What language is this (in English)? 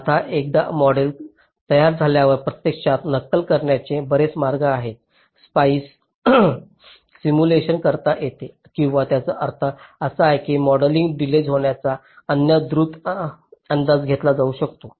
Marathi